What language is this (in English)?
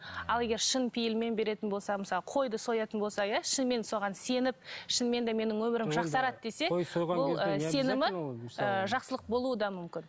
Kazakh